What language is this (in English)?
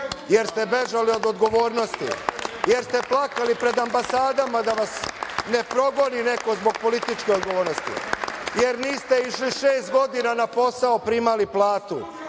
Serbian